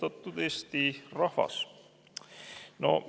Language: Estonian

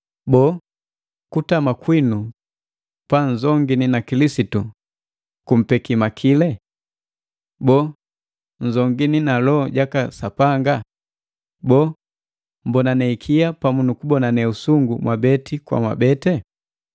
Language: Matengo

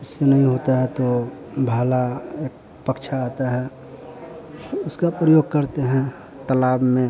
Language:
Hindi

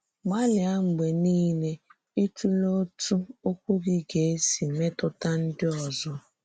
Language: Igbo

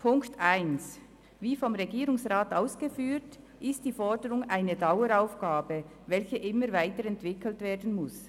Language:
Swiss German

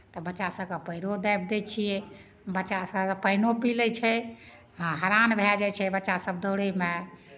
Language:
Maithili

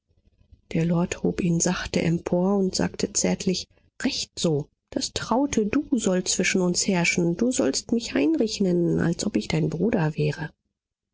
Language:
German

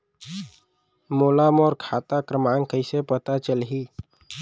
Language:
Chhattisgarhi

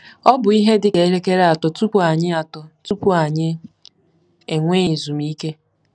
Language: Igbo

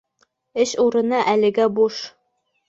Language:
Bashkir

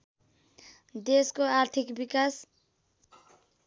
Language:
Nepali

